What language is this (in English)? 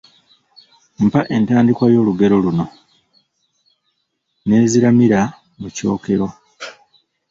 Ganda